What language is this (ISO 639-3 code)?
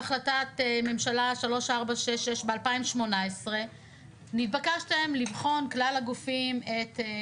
heb